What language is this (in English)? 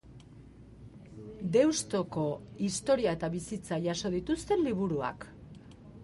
Basque